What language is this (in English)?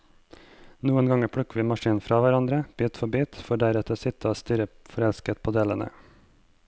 Norwegian